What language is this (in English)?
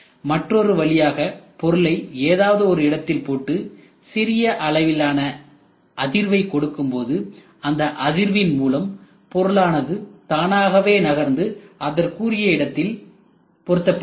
Tamil